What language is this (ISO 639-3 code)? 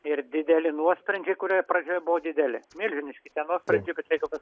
lit